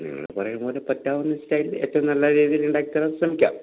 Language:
Malayalam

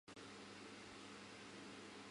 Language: Chinese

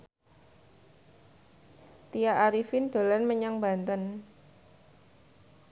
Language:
Javanese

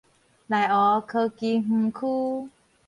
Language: Min Nan Chinese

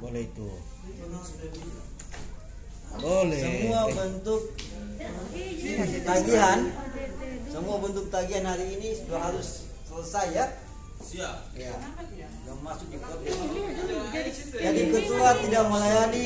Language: Indonesian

